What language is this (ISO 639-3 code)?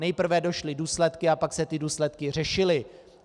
ces